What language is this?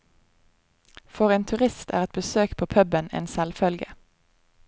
Norwegian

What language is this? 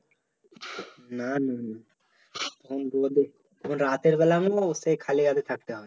Bangla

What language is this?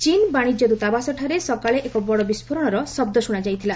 Odia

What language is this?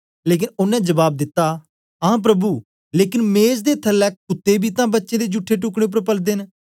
Dogri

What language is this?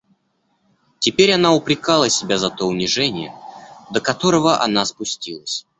Russian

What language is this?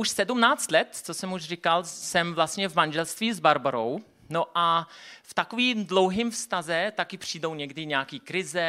Czech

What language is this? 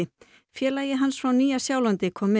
Icelandic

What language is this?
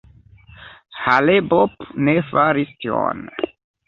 Esperanto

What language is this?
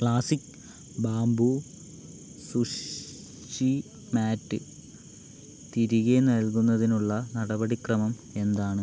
Malayalam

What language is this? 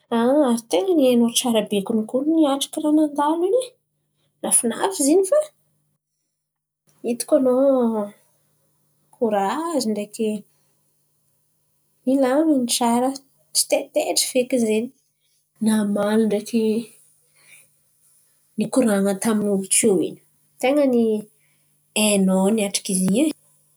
Antankarana Malagasy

